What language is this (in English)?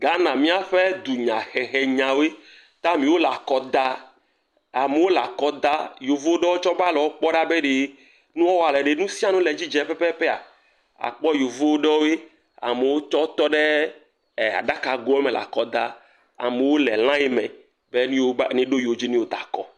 Ewe